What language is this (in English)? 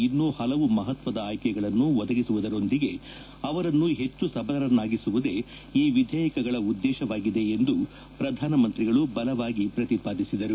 Kannada